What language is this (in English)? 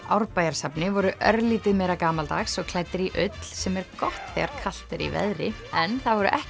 Icelandic